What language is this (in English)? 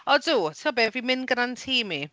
Welsh